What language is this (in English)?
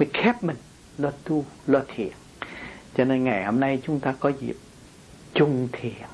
Vietnamese